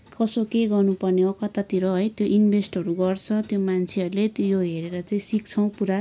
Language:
Nepali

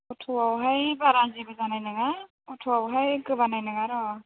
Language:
Bodo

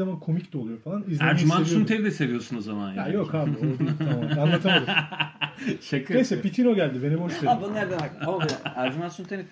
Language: Turkish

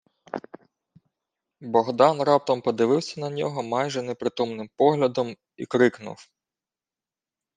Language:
Ukrainian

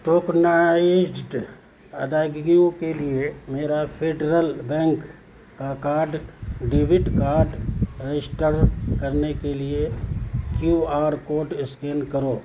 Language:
Urdu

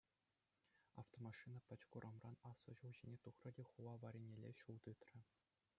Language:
Chuvash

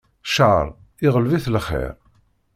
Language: Kabyle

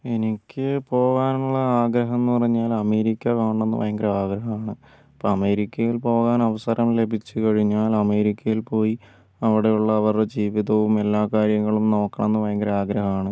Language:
Malayalam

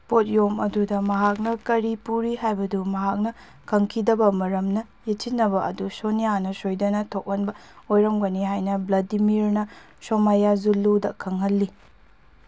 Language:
Manipuri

